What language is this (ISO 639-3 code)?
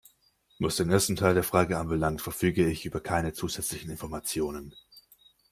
deu